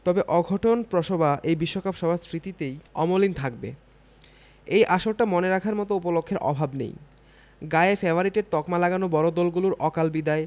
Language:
Bangla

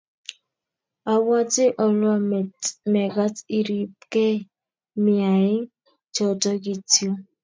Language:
Kalenjin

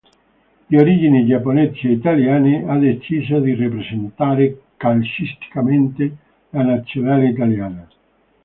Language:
Italian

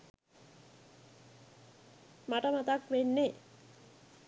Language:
Sinhala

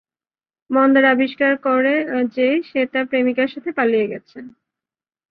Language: Bangla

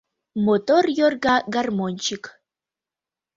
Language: Mari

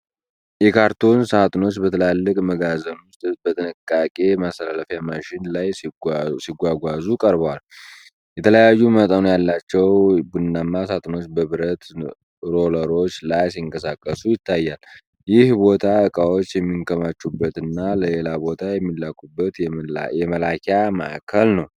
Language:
Amharic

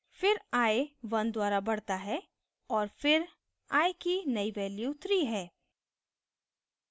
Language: Hindi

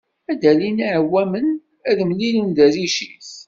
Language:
Kabyle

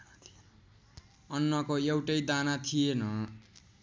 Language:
Nepali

